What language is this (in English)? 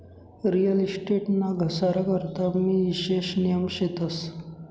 Marathi